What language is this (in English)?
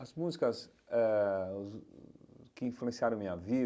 Portuguese